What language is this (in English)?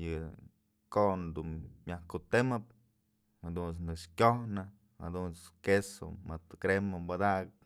Mazatlán Mixe